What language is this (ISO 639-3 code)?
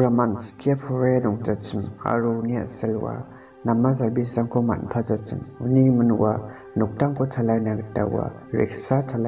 tha